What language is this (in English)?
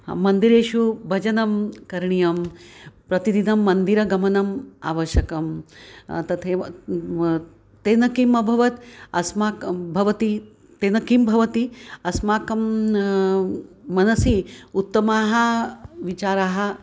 Sanskrit